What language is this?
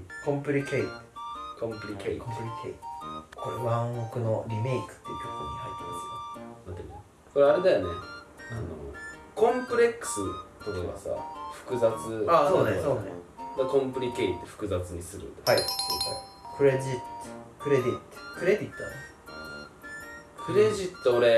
Japanese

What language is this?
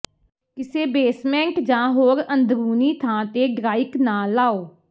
Punjabi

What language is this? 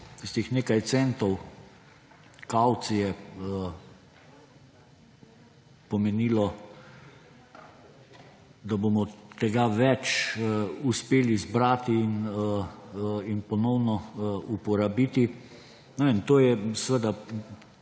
Slovenian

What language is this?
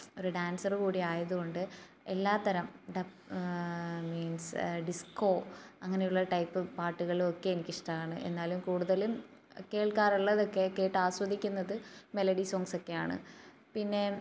Malayalam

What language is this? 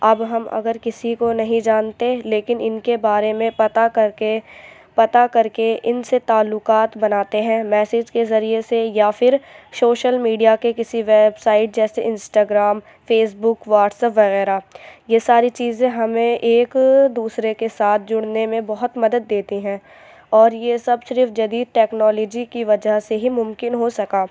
Urdu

